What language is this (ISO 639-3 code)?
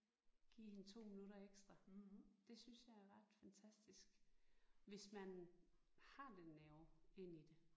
dan